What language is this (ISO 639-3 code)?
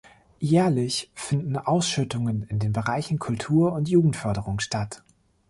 deu